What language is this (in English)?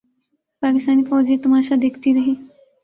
Urdu